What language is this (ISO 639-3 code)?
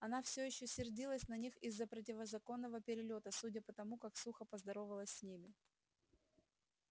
rus